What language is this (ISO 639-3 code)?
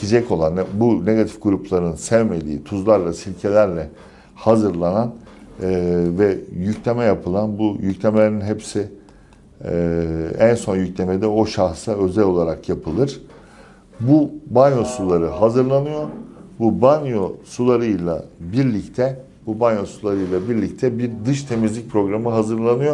tur